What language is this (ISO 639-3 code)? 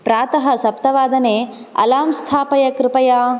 san